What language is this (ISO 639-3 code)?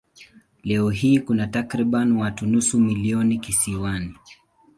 swa